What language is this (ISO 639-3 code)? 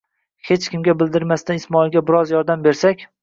uzb